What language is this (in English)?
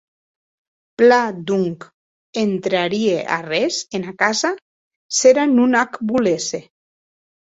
Occitan